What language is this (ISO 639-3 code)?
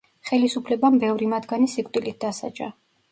kat